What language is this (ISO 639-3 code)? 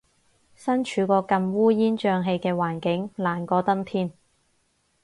yue